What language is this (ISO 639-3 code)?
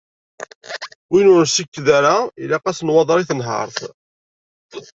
kab